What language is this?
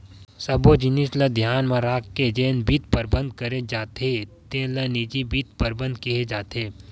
Chhattisgarhi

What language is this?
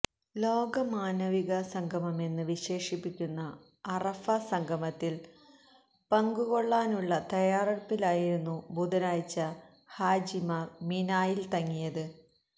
Malayalam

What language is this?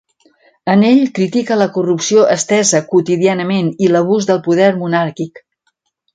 Catalan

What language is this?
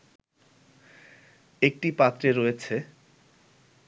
Bangla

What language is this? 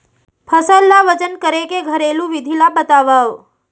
Chhattisgarhi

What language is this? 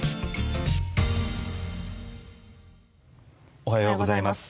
Japanese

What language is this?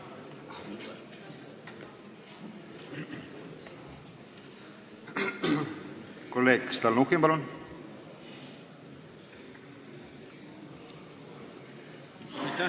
Estonian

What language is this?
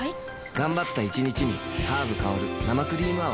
Japanese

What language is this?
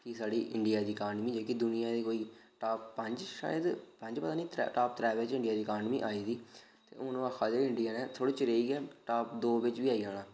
Dogri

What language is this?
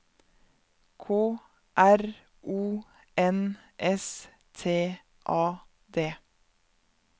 Norwegian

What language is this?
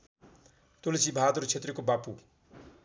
Nepali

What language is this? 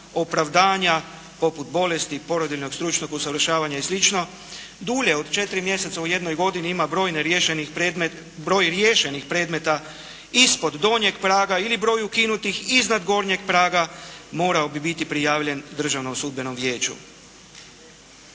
Croatian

